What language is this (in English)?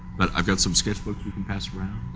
English